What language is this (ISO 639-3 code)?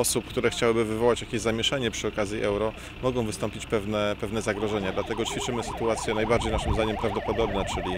pol